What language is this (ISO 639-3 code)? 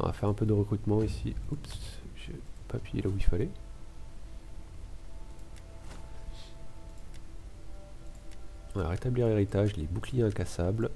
fra